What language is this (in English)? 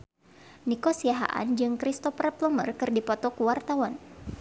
Sundanese